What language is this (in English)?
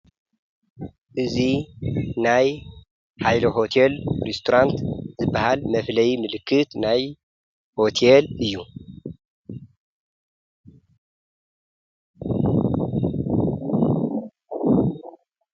Tigrinya